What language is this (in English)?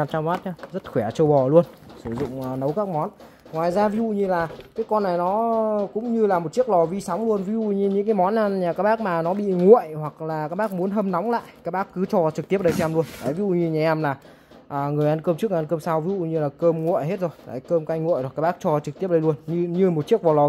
Vietnamese